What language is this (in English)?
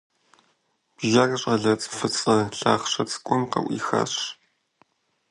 Kabardian